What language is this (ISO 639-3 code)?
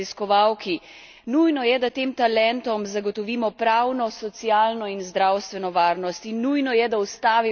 slv